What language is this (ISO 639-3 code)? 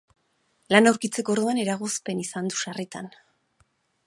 eus